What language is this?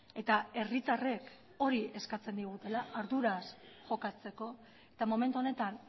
Basque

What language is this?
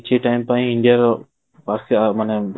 Odia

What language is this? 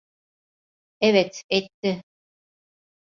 Turkish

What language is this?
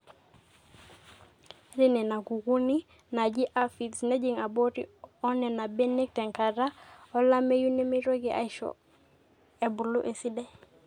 Masai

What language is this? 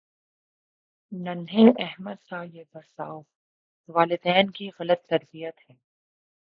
Urdu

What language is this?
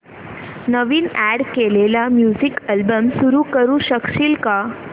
Marathi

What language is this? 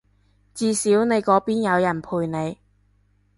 Cantonese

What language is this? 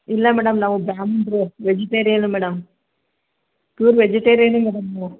Kannada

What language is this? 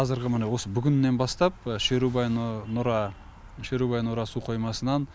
Kazakh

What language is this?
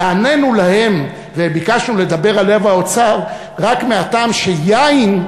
Hebrew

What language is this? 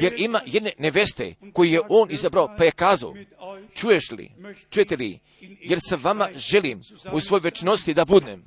Croatian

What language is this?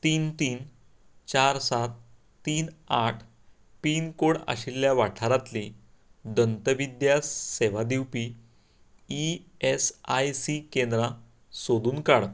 Konkani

